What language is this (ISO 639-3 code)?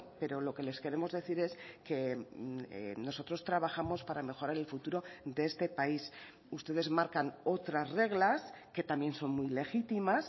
spa